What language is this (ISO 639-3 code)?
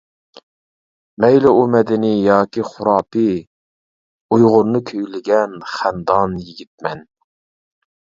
uig